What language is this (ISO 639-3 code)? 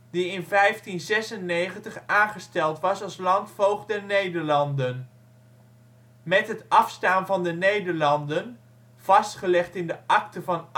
nld